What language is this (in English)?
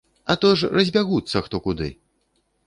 Belarusian